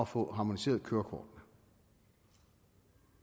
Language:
Danish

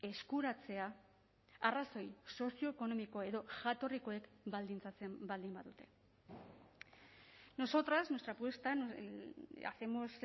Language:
Basque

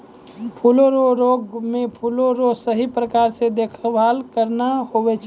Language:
Maithili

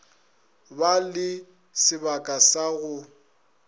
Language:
Northern Sotho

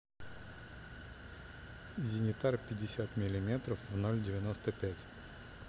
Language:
Russian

